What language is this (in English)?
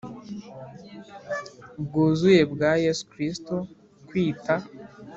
Kinyarwanda